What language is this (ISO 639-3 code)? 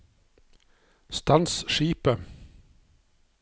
nor